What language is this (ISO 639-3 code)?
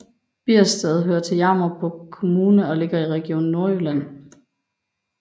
dan